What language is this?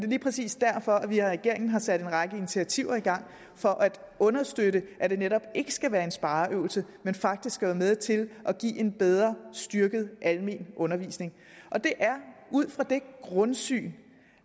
Danish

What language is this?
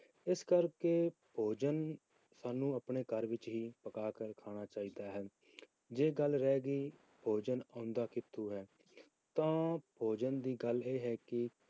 Punjabi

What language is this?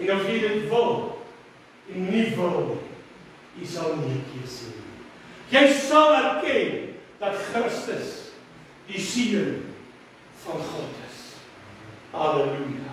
Portuguese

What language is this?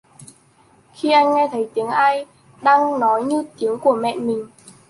Vietnamese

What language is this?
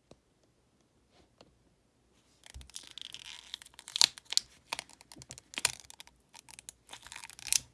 Korean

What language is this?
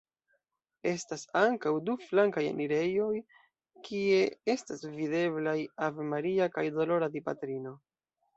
Esperanto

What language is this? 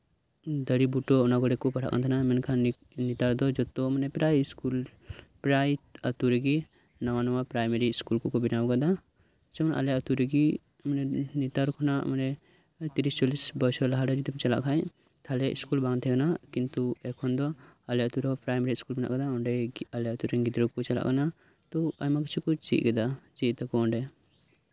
Santali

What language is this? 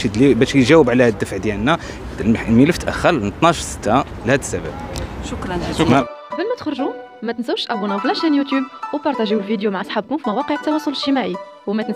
Arabic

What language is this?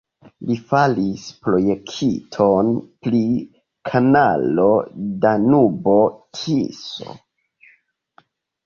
Esperanto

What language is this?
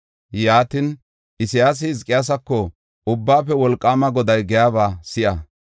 Gofa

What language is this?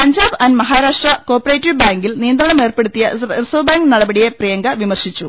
Malayalam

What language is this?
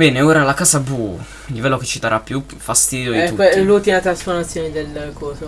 Italian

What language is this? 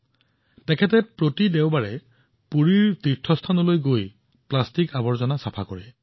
Assamese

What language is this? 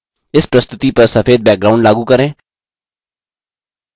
Hindi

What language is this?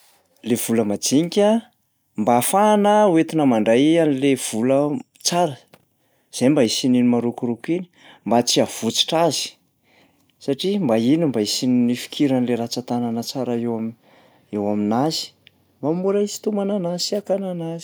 Malagasy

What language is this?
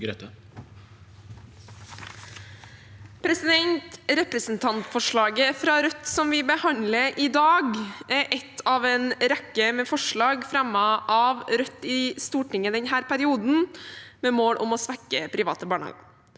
Norwegian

